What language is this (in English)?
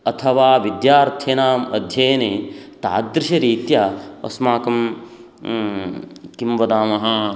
Sanskrit